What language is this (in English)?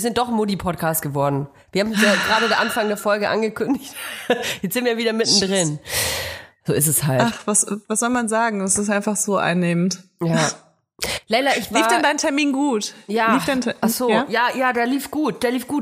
German